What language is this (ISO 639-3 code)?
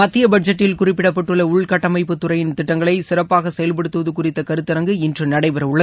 tam